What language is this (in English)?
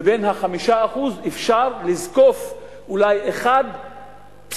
Hebrew